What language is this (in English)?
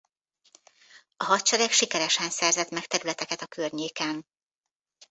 Hungarian